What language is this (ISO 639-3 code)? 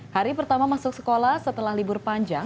ind